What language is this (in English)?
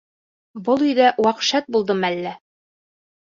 Bashkir